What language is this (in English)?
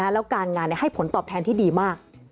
Thai